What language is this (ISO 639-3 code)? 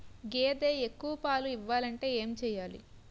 tel